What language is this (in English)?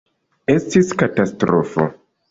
Esperanto